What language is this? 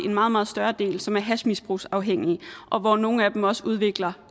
Danish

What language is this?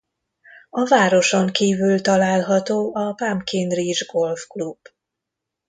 Hungarian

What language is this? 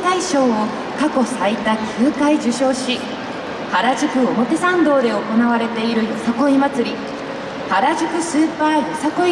Japanese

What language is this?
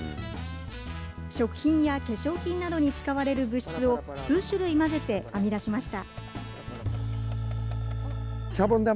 Japanese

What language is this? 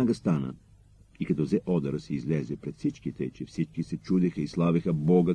Bulgarian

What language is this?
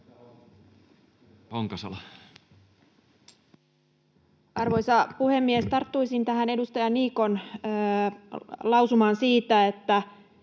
Finnish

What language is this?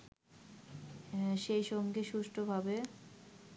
Bangla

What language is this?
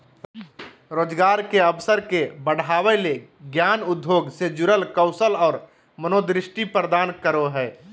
Magahi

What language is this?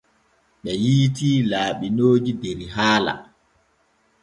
Borgu Fulfulde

